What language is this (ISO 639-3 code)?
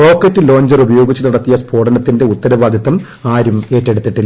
mal